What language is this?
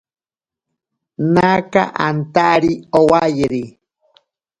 Ashéninka Perené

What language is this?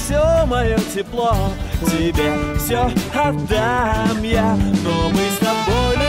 Russian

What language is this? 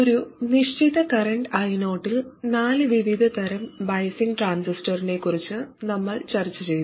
Malayalam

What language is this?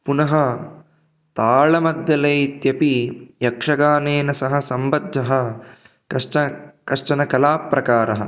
Sanskrit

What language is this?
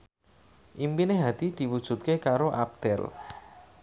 Javanese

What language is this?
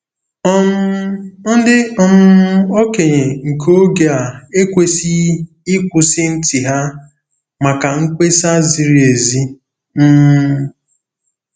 Igbo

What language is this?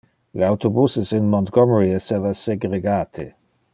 Interlingua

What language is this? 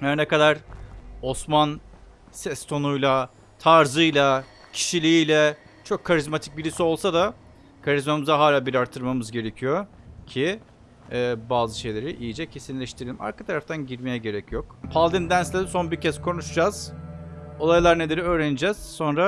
Turkish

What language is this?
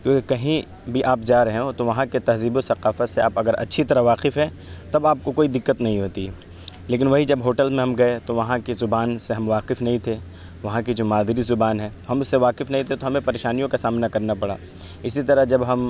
Urdu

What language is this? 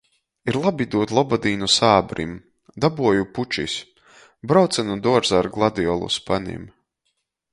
Latgalian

